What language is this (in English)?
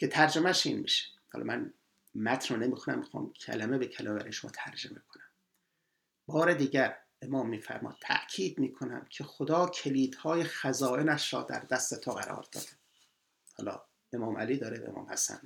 Persian